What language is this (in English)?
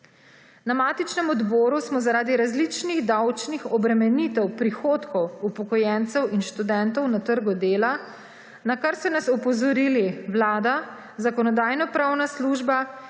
Slovenian